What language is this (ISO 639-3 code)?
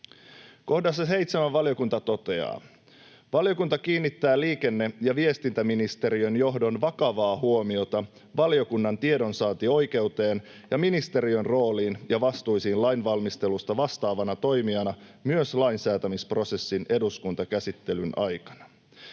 fin